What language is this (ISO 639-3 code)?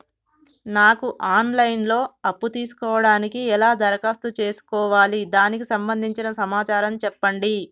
tel